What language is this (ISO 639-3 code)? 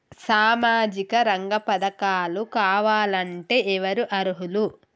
tel